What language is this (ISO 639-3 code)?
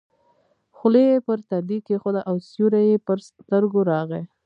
pus